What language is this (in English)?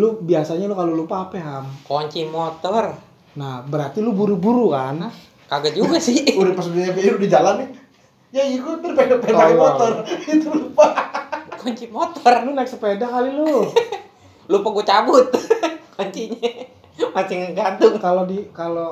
Indonesian